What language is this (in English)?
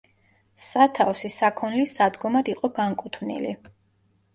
Georgian